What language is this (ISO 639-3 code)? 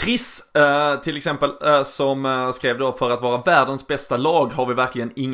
swe